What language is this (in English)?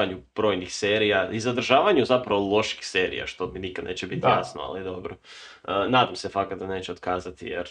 Croatian